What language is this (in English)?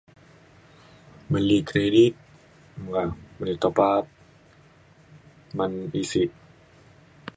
Mainstream Kenyah